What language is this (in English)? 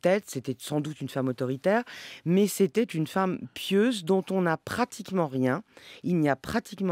French